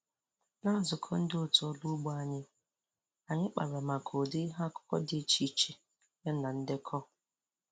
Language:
Igbo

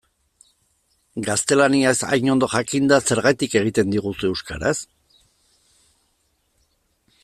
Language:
Basque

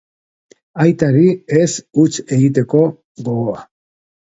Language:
Basque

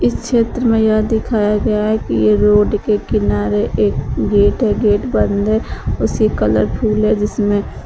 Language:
Hindi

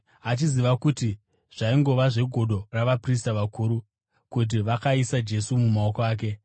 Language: Shona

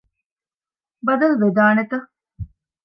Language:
Divehi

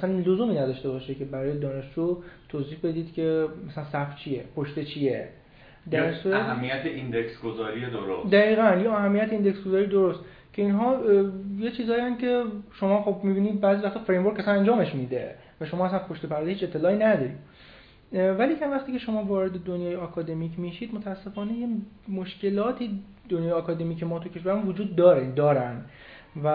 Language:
Persian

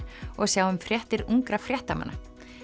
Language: Icelandic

